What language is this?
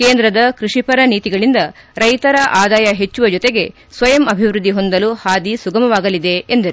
Kannada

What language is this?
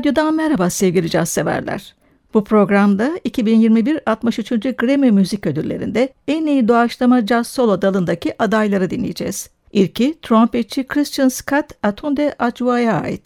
Turkish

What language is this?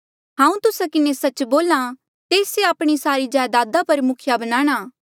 Mandeali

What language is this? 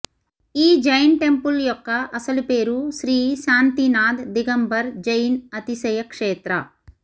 Telugu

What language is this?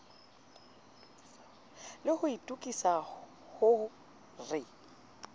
Southern Sotho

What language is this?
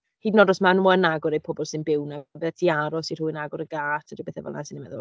Welsh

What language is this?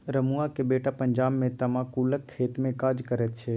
Maithili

